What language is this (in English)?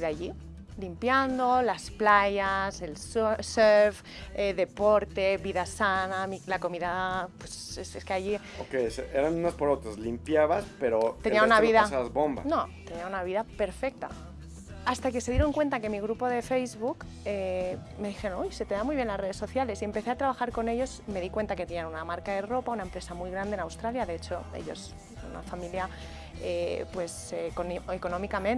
Spanish